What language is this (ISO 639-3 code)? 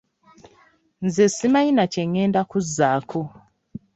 lug